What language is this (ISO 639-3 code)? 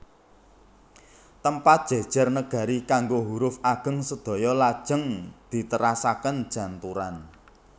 jav